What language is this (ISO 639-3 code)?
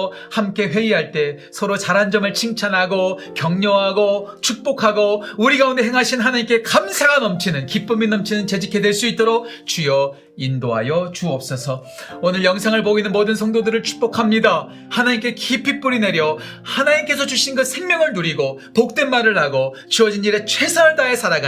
kor